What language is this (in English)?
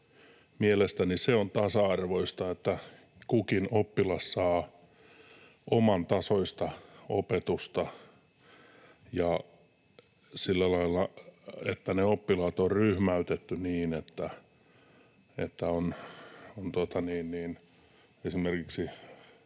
Finnish